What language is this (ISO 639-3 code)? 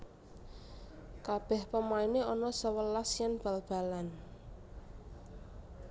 jav